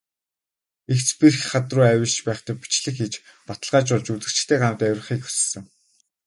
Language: Mongolian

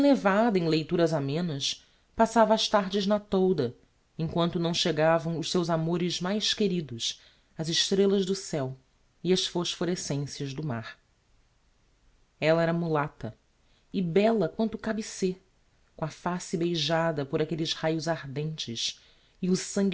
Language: Portuguese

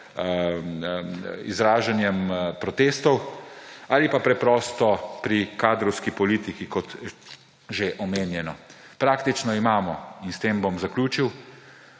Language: Slovenian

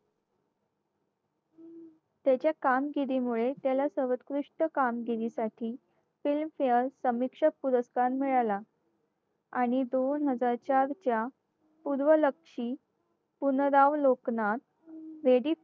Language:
Marathi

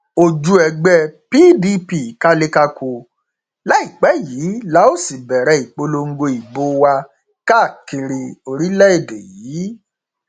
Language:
Yoruba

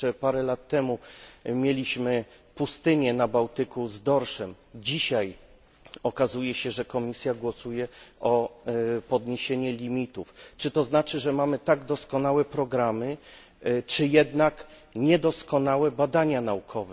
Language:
Polish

